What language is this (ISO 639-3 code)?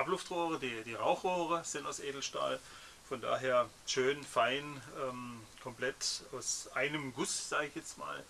deu